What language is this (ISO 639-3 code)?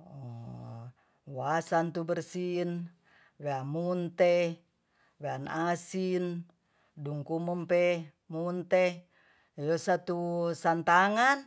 txs